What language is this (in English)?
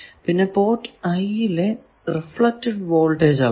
Malayalam